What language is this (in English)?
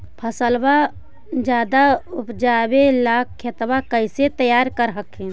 Magahi